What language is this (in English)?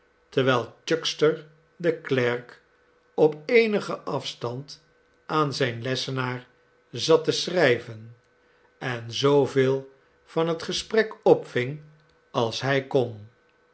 Dutch